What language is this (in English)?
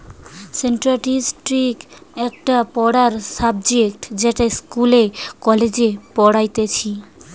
Bangla